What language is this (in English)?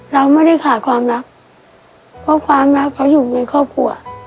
Thai